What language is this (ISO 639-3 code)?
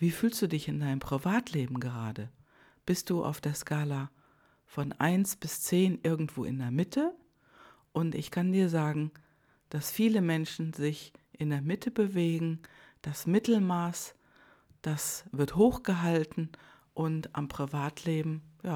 deu